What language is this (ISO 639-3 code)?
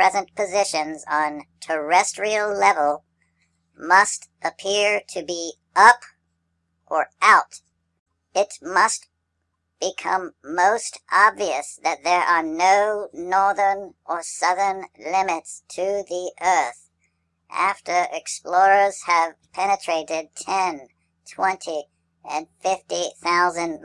eng